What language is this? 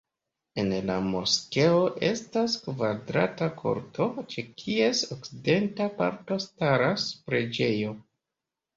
Esperanto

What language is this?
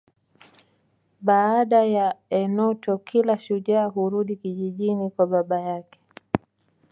Swahili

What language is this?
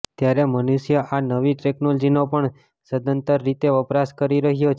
Gujarati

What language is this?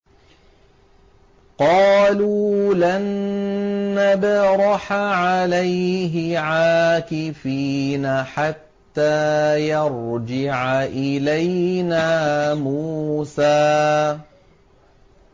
Arabic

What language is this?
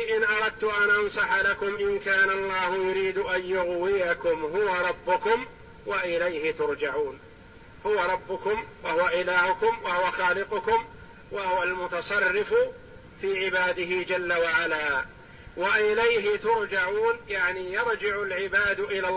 Arabic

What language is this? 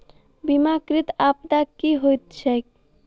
Maithili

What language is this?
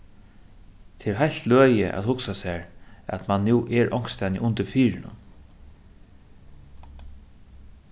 Faroese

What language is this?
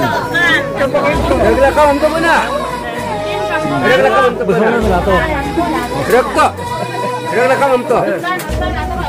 Indonesian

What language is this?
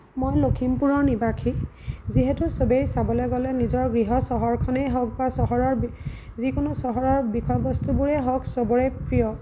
Assamese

